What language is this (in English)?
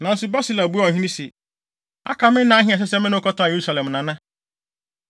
Akan